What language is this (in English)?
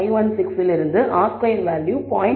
Tamil